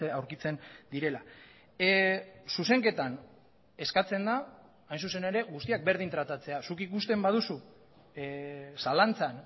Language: Basque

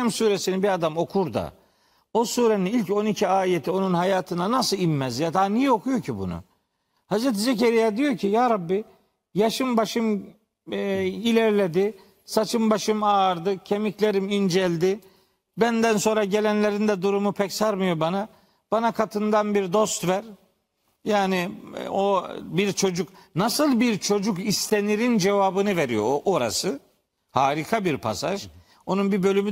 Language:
Turkish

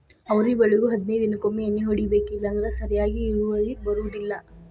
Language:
Kannada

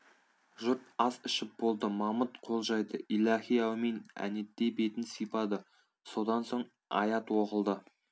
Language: Kazakh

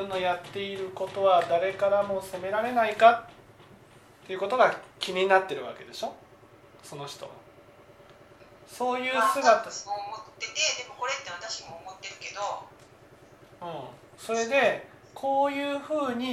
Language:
Japanese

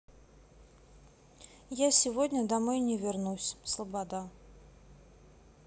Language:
Russian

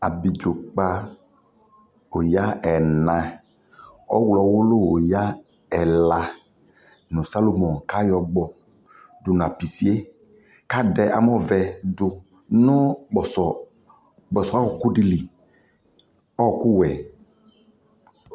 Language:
Ikposo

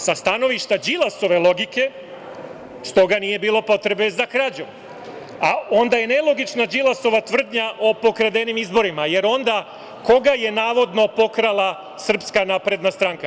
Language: Serbian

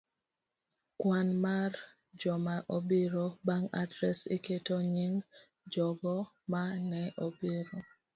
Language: Luo (Kenya and Tanzania)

